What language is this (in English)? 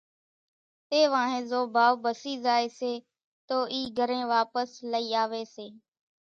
Kachi Koli